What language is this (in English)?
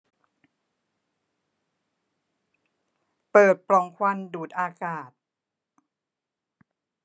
Thai